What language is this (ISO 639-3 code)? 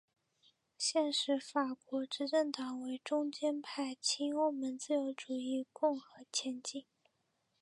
zho